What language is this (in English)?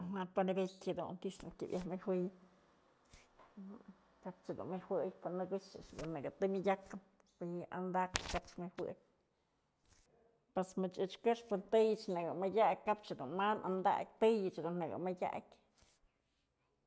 Mazatlán Mixe